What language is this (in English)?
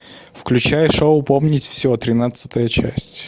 Russian